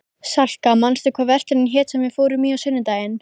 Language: Icelandic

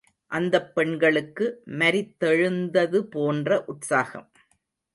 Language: Tamil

